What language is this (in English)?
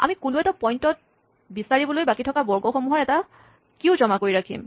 Assamese